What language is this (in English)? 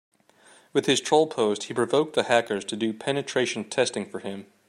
English